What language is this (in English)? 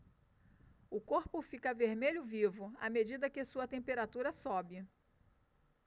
Portuguese